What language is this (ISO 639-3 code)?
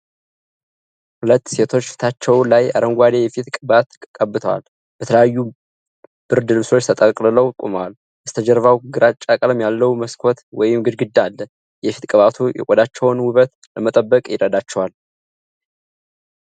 amh